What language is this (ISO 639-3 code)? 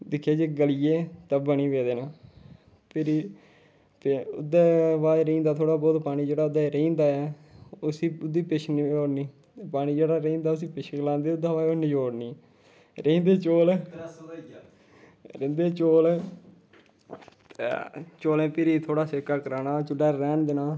doi